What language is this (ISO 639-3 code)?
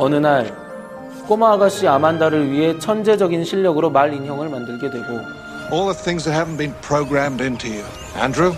kor